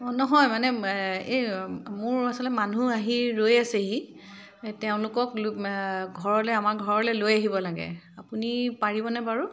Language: Assamese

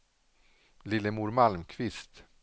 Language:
Swedish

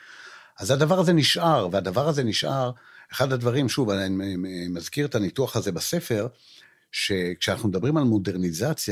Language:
Hebrew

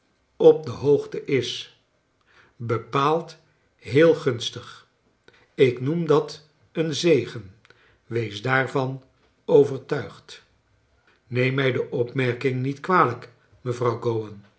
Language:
Dutch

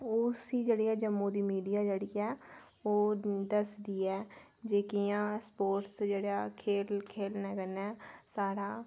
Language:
Dogri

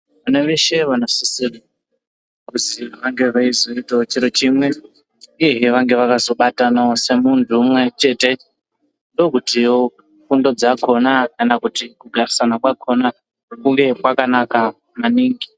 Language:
Ndau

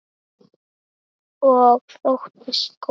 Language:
Icelandic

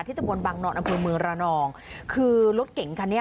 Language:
Thai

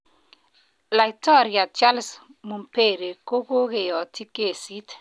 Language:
Kalenjin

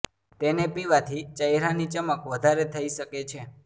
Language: Gujarati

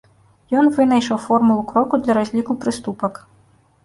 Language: Belarusian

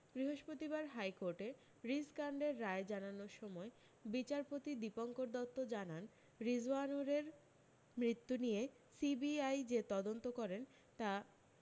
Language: Bangla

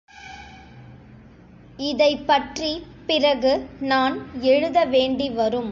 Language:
Tamil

